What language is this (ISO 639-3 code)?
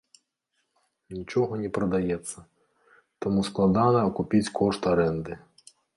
bel